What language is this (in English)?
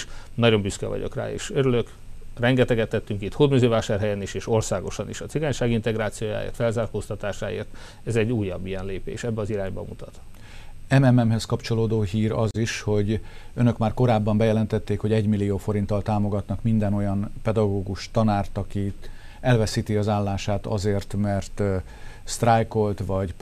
Hungarian